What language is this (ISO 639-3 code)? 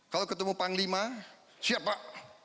ind